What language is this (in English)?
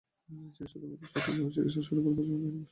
Bangla